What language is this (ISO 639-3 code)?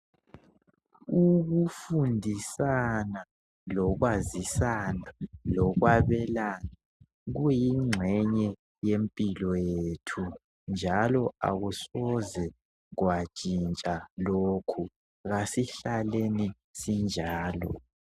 nde